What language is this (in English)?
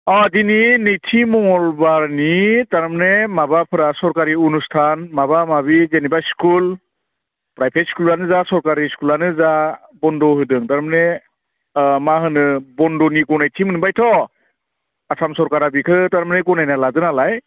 Bodo